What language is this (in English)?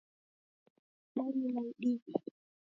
Taita